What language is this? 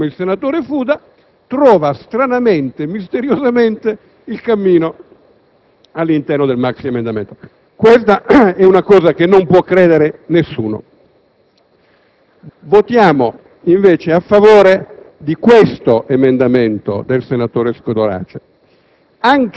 Italian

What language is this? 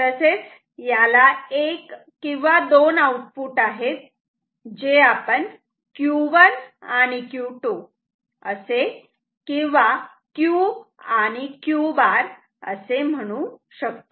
Marathi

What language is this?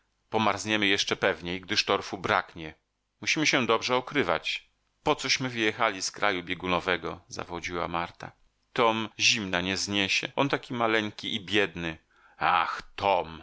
Polish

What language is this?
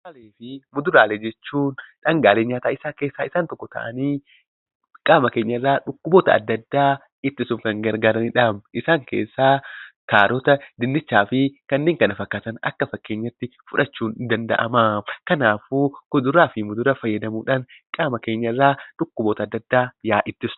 Oromo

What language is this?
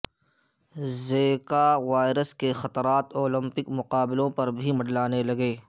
Urdu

